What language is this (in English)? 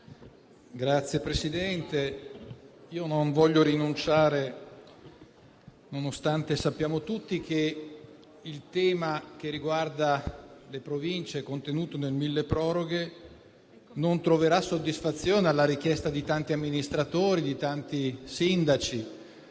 Italian